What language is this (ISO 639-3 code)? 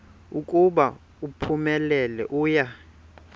xho